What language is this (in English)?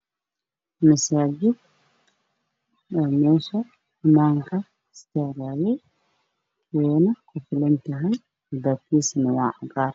Somali